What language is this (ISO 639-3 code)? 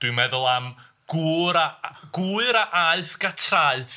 cym